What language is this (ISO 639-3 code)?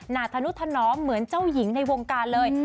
tha